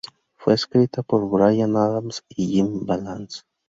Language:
Spanish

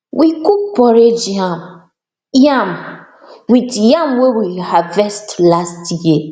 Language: Nigerian Pidgin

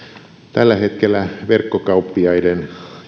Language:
Finnish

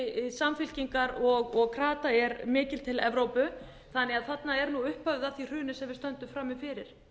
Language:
Icelandic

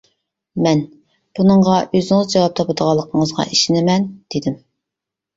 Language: Uyghur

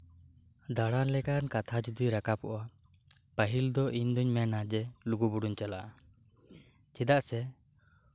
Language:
Santali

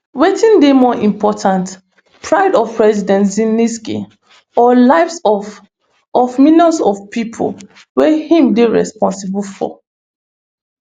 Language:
Nigerian Pidgin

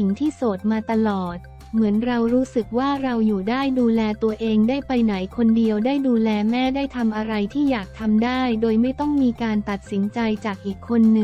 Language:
Thai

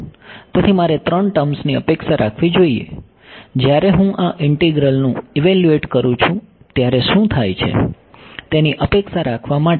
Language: Gujarati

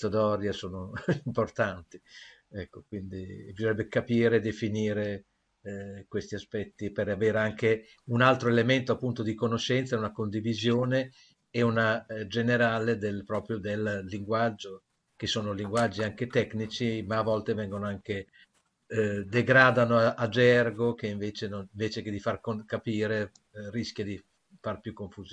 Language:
Italian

